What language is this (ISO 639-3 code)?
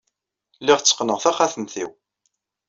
kab